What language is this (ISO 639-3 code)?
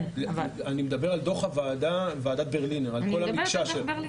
heb